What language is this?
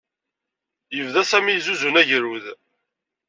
Kabyle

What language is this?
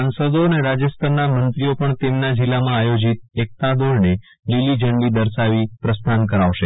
Gujarati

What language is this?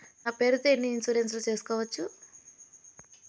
Telugu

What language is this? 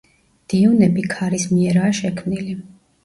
Georgian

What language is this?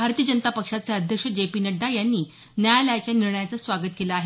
Marathi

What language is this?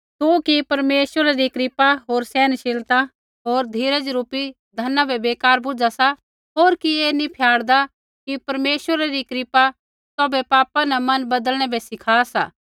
Kullu Pahari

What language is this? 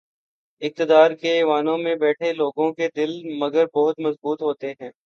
Urdu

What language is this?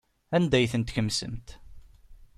Kabyle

